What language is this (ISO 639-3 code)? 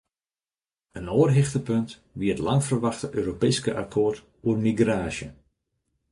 fry